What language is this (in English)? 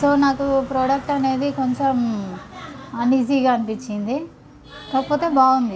Telugu